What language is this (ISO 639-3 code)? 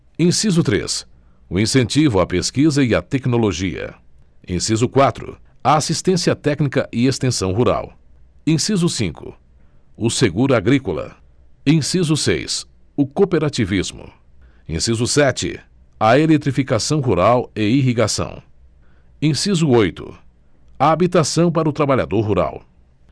por